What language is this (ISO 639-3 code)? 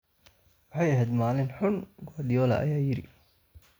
som